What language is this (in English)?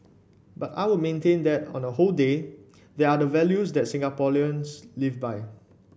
English